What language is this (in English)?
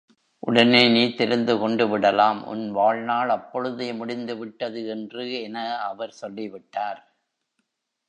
Tamil